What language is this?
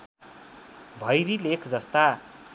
Nepali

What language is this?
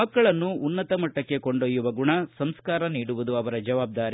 Kannada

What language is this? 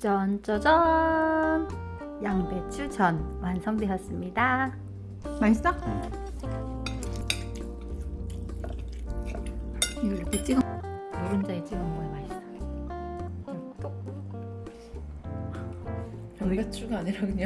Korean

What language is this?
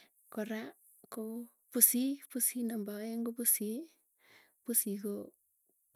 Tugen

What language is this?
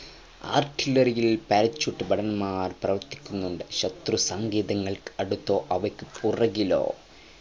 Malayalam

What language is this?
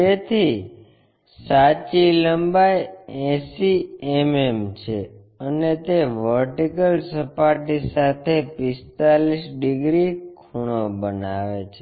Gujarati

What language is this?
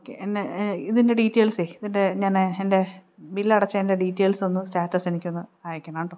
Malayalam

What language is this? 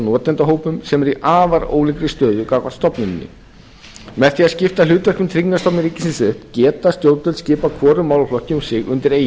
Icelandic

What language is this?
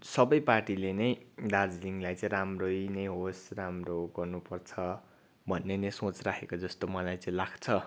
Nepali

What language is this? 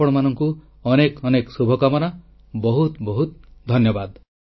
Odia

